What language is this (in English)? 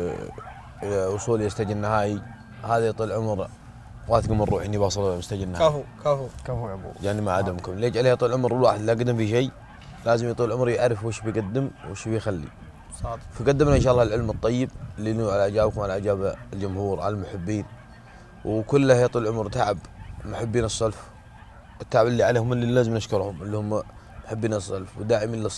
Arabic